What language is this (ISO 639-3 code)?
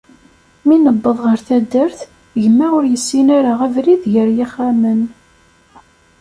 kab